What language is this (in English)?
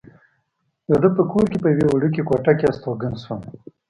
Pashto